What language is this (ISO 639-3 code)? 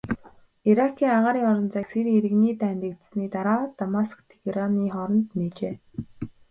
mon